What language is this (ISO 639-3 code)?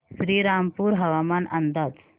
mar